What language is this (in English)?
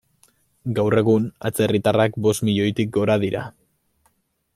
Basque